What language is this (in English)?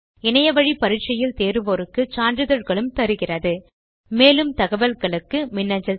Tamil